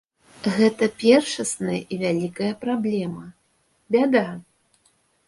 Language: Belarusian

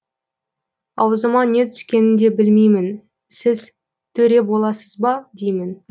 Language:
Kazakh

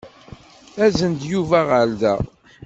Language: Kabyle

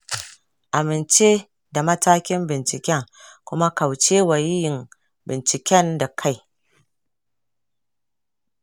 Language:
Hausa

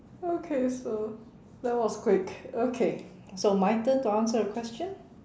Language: English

